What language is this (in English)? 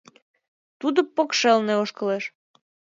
Mari